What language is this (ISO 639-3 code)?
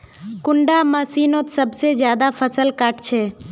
mag